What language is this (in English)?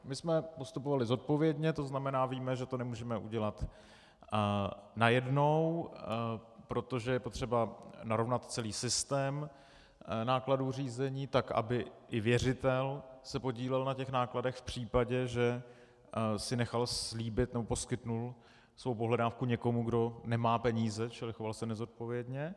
Czech